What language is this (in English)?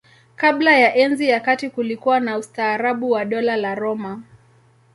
Swahili